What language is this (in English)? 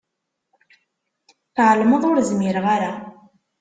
Kabyle